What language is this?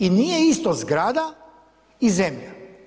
Croatian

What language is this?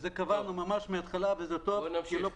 Hebrew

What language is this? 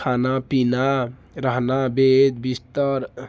Maithili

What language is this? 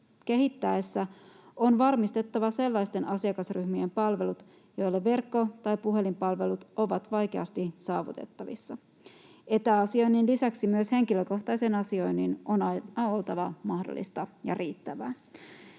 Finnish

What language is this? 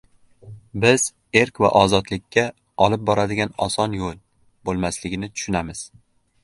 Uzbek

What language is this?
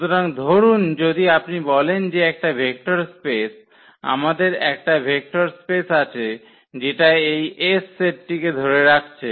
Bangla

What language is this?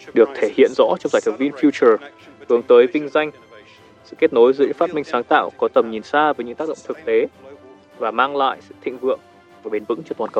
Vietnamese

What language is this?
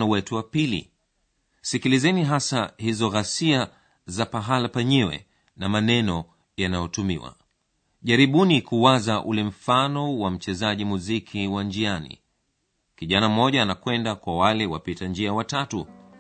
Swahili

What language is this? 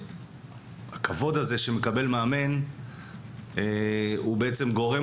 Hebrew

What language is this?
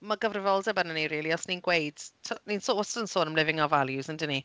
Welsh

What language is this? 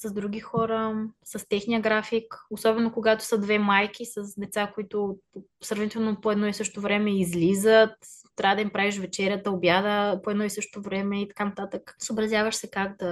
Bulgarian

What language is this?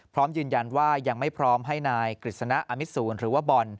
Thai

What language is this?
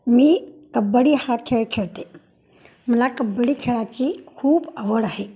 Marathi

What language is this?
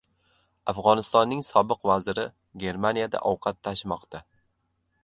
Uzbek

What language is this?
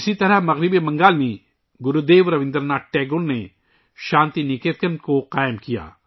Urdu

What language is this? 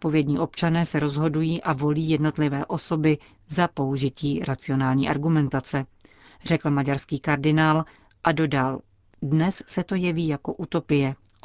Czech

